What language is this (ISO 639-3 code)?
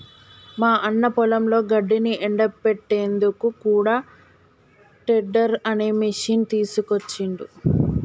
tel